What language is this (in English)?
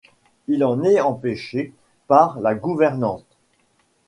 French